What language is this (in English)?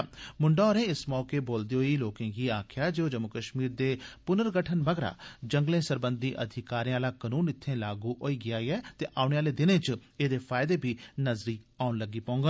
Dogri